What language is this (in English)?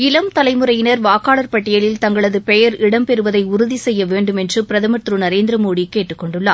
Tamil